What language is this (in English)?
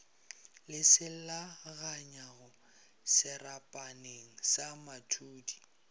Northern Sotho